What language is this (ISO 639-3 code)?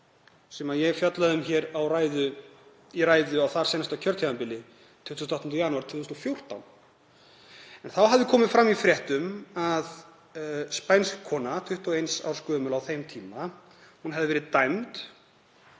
isl